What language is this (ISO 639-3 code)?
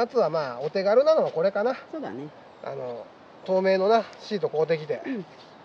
jpn